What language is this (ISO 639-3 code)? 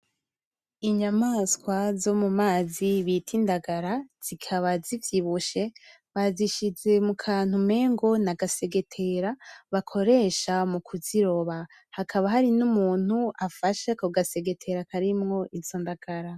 run